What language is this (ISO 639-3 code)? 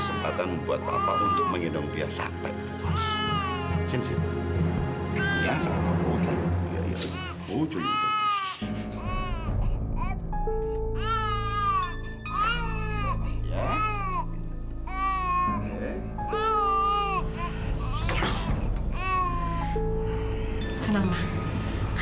ind